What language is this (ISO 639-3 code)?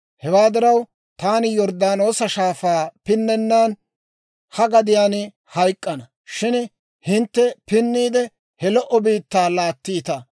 dwr